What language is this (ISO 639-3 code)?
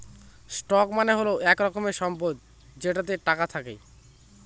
ben